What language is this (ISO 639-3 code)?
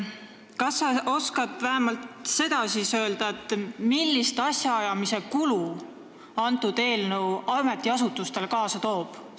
est